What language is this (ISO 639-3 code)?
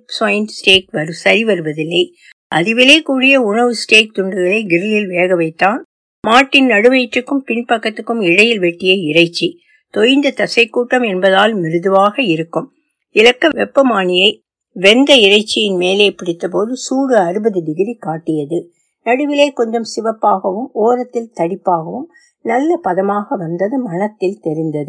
tam